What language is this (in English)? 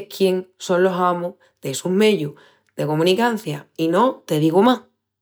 Extremaduran